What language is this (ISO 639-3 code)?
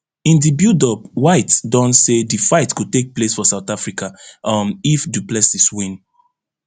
pcm